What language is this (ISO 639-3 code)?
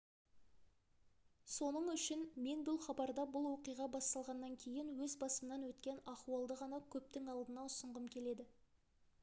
kaz